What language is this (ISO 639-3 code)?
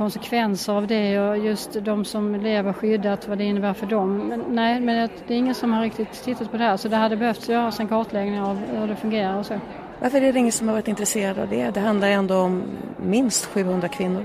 swe